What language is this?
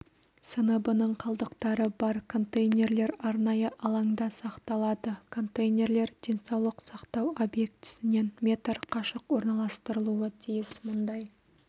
Kazakh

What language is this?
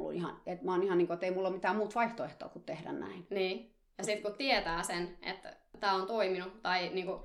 Finnish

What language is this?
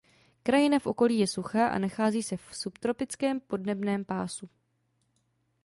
Czech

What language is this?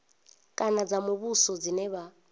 Venda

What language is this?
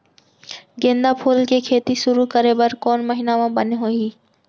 Chhattisgarhi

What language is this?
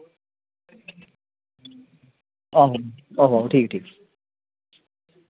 Dogri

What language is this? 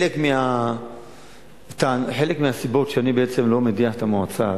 Hebrew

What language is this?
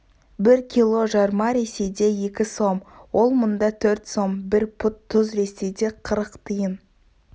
Kazakh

